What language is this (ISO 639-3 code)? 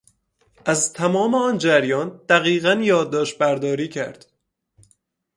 fas